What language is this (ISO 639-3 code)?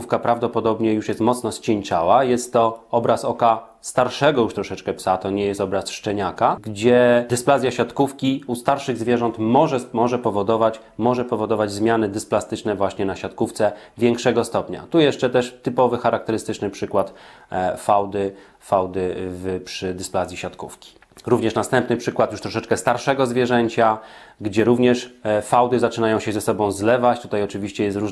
pol